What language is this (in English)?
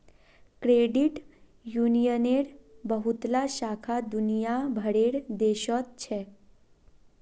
Magahi